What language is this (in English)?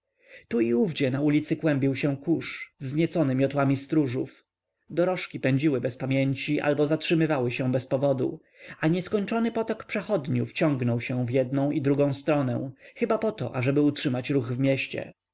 Polish